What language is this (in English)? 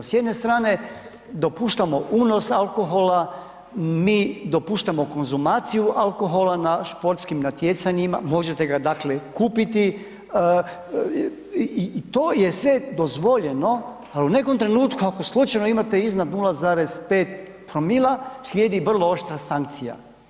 Croatian